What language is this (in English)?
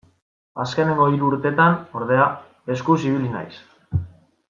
Basque